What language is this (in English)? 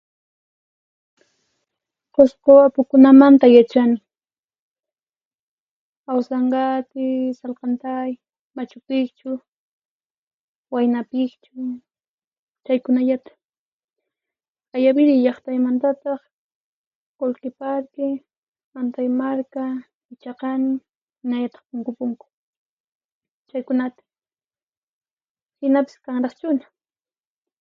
Puno Quechua